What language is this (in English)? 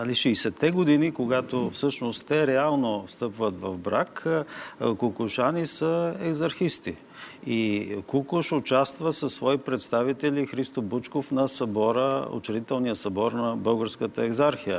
Bulgarian